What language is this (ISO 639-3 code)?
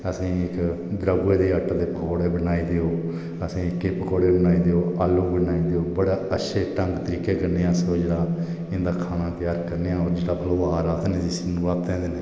doi